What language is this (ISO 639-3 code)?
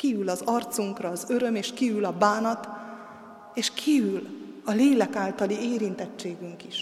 hun